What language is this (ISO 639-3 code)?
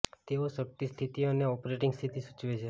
guj